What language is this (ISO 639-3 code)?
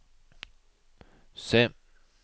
nor